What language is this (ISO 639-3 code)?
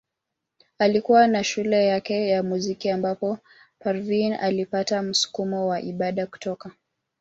swa